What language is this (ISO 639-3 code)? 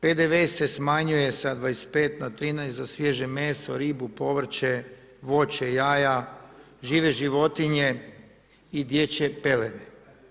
hrv